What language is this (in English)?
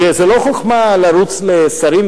Hebrew